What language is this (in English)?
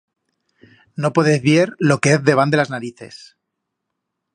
Aragonese